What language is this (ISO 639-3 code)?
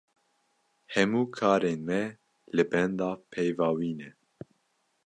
kur